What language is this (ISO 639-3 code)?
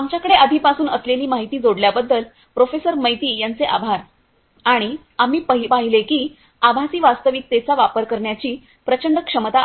mar